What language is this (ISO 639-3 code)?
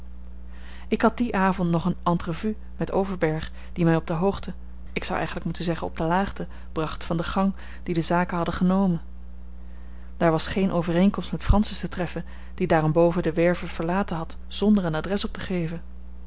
nld